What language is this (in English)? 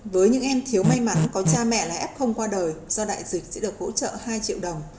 Vietnamese